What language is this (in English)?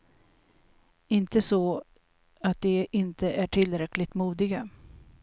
Swedish